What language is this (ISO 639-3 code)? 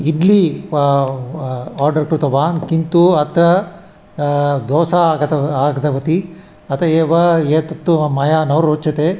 san